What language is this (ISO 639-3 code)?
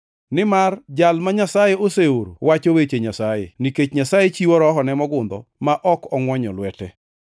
luo